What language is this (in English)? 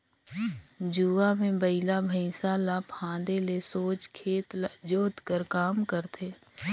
Chhattisgarhi